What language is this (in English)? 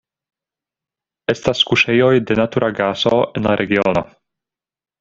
Esperanto